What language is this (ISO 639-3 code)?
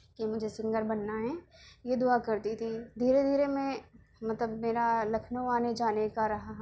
urd